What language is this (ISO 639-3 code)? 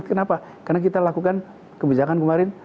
ind